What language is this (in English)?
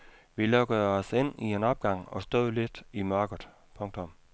Danish